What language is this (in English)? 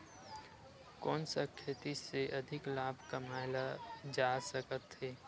Chhattisgarhi